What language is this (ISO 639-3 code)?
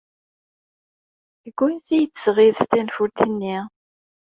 kab